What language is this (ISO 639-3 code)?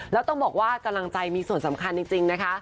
tha